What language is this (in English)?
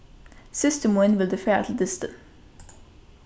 Faroese